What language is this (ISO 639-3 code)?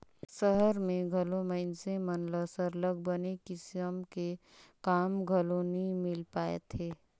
hne